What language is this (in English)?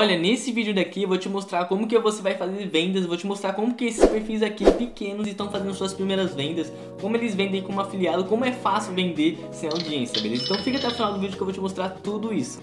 Portuguese